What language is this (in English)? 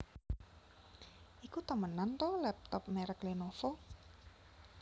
Javanese